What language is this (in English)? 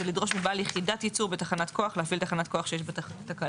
Hebrew